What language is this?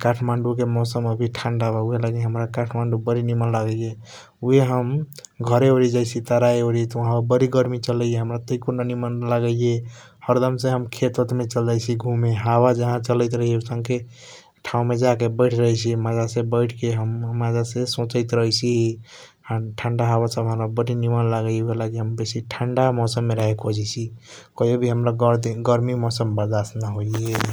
Kochila Tharu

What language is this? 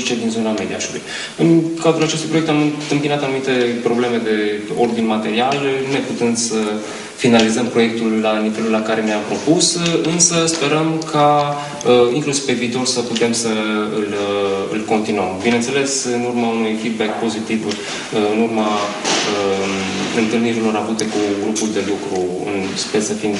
Romanian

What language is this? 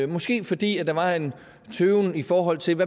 Danish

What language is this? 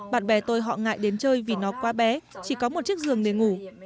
Vietnamese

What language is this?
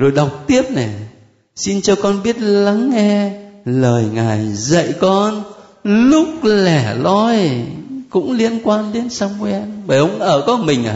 Vietnamese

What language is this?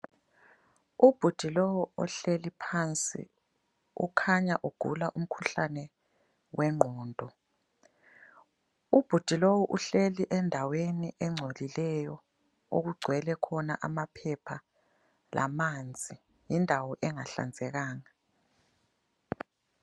North Ndebele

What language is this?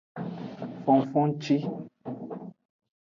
Aja (Benin)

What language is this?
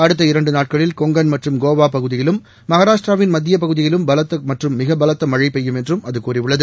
Tamil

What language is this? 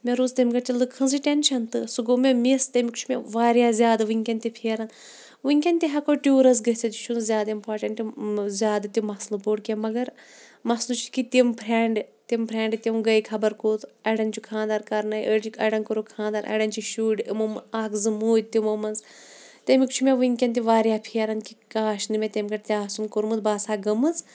Kashmiri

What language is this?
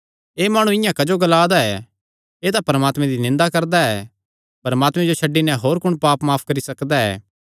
Kangri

